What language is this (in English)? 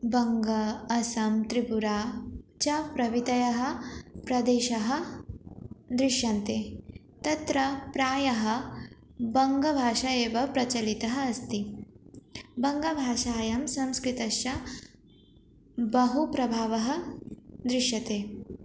Sanskrit